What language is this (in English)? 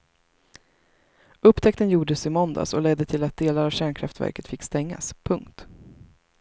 Swedish